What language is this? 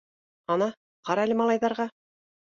Bashkir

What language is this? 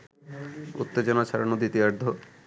Bangla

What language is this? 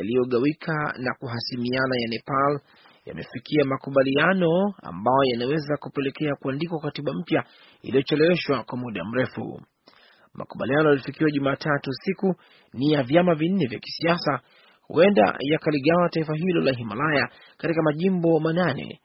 Swahili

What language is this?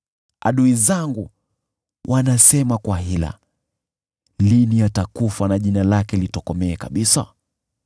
Swahili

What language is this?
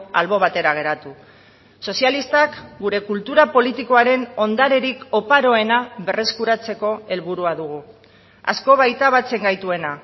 Basque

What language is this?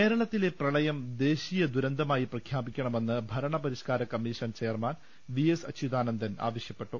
Malayalam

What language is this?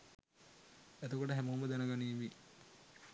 Sinhala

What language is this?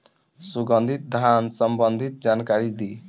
Bhojpuri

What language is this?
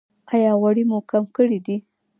Pashto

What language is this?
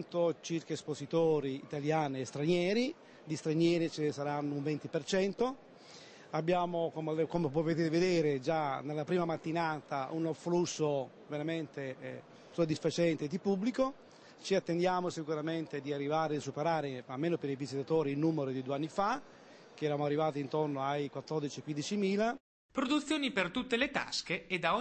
Italian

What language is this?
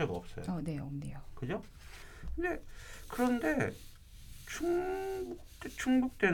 Korean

